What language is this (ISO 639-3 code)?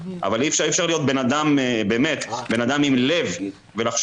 heb